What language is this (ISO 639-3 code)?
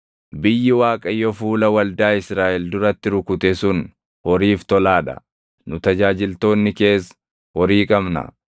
orm